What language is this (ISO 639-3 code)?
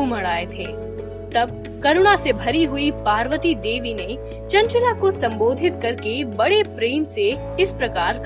hin